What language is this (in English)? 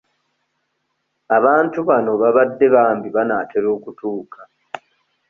Ganda